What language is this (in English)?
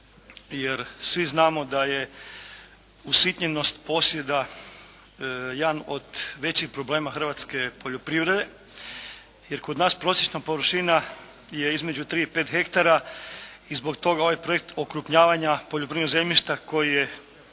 Croatian